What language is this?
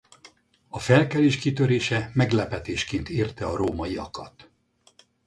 Hungarian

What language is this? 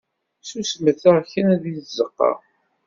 Kabyle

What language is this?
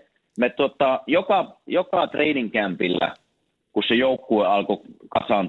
Finnish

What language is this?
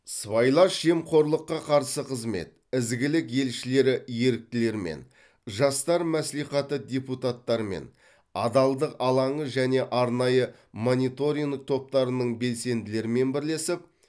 Kazakh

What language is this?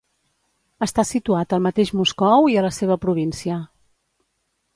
Catalan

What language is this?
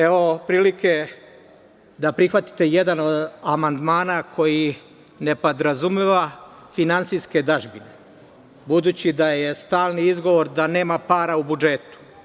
Serbian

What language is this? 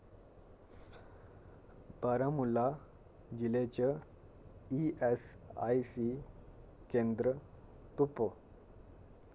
Dogri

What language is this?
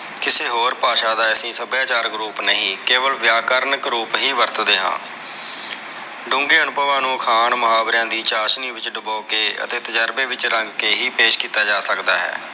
Punjabi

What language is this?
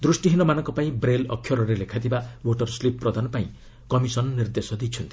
Odia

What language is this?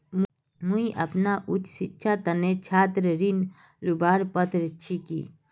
Magahi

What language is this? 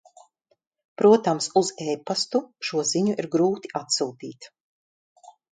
Latvian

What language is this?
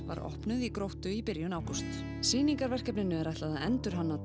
Icelandic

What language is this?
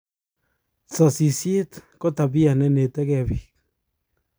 Kalenjin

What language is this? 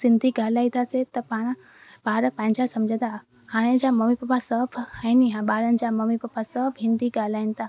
Sindhi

